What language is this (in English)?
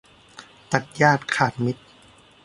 Thai